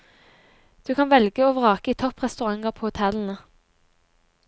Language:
Norwegian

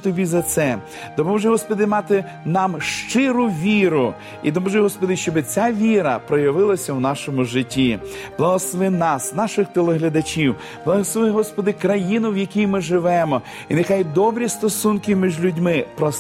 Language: Ukrainian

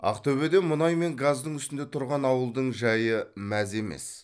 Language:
Kazakh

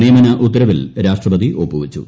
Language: Malayalam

